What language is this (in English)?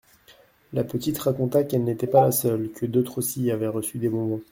French